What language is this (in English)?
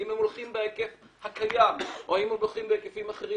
Hebrew